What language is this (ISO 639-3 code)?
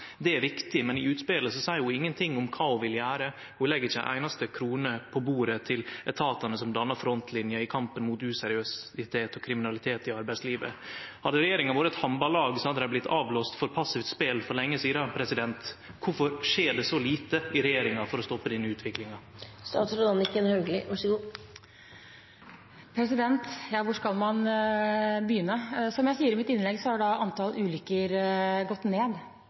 nor